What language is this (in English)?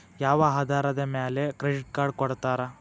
Kannada